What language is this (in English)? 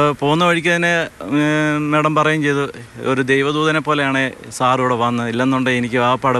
Romanian